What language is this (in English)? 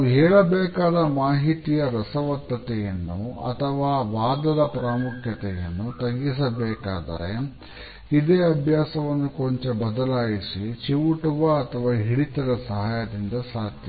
Kannada